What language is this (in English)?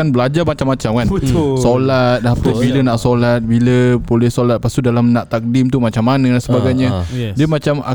Malay